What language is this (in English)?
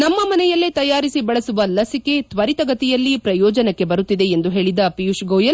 Kannada